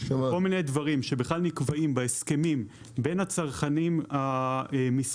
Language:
Hebrew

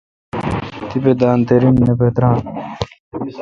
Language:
Kalkoti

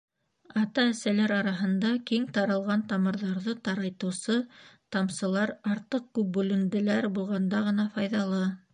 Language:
Bashkir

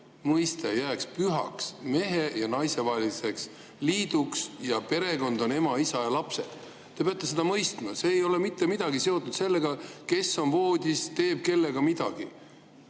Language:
Estonian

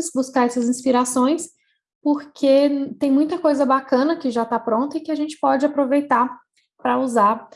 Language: Portuguese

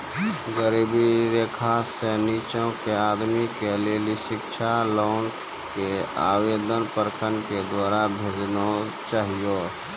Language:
Maithili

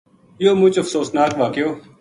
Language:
Gujari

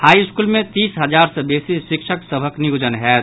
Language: Maithili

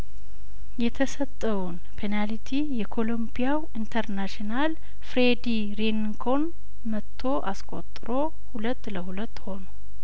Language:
Amharic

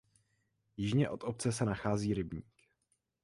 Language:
Czech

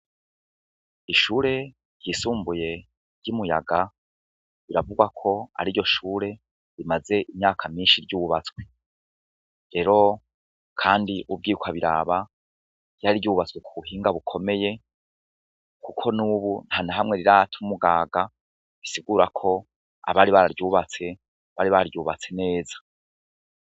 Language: Rundi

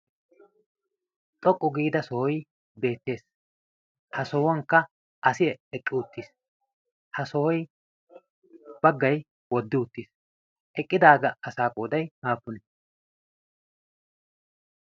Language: Wolaytta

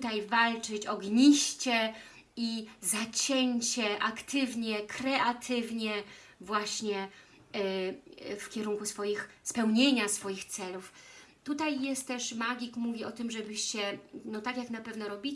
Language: Polish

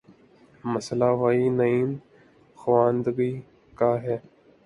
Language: Urdu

